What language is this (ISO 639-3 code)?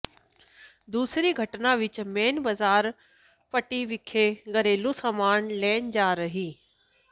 pan